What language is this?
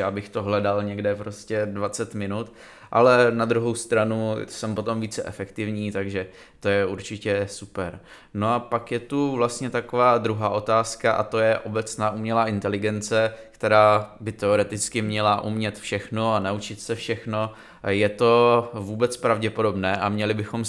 Czech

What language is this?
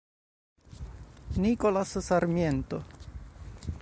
Italian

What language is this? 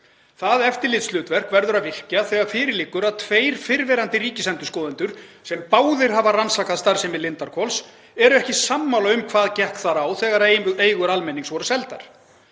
Icelandic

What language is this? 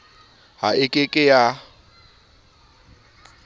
Southern Sotho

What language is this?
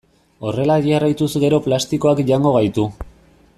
Basque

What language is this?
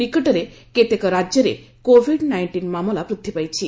Odia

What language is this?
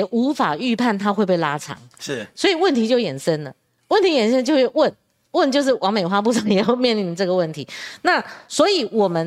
Chinese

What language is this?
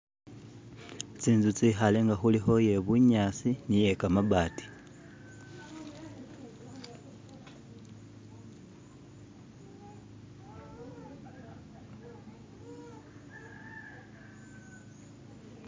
Masaaba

